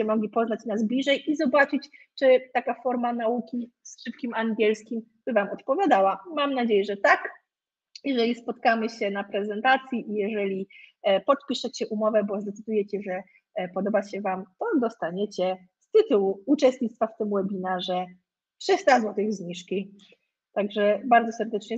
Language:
Polish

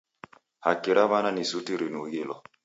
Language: Taita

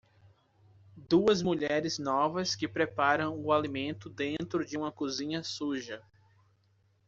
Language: Portuguese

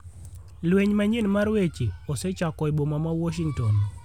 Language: Luo (Kenya and Tanzania)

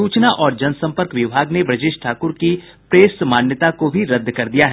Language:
Hindi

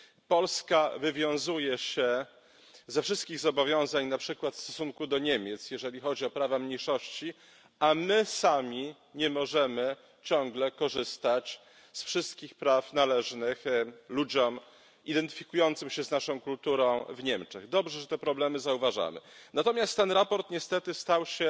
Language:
Polish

